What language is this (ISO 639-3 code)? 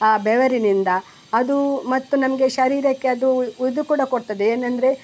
kan